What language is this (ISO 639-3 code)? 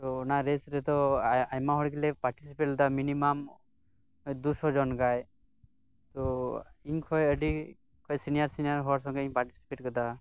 sat